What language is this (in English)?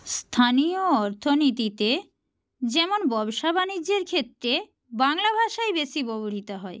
Bangla